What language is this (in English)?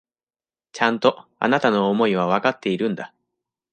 Japanese